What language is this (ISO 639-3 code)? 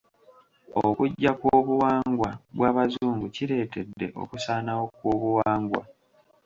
lug